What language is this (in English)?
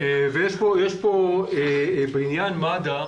Hebrew